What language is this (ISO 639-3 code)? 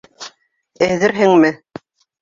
bak